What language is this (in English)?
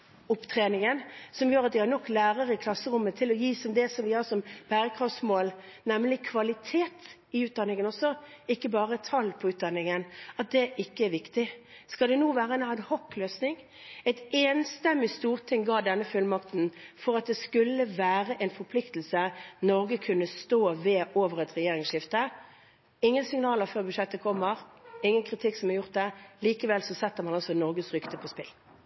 Norwegian Bokmål